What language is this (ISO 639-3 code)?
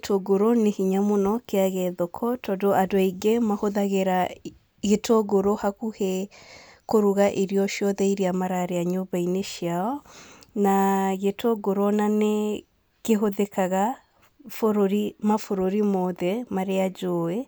kik